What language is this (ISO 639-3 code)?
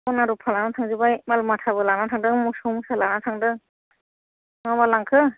brx